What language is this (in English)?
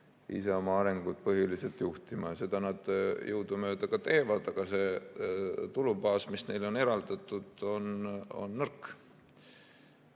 Estonian